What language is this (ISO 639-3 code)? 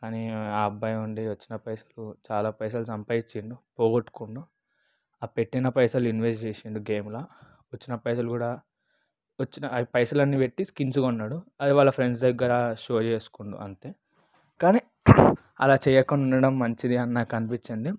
tel